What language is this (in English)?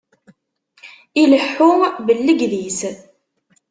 Kabyle